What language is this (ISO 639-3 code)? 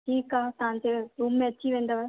snd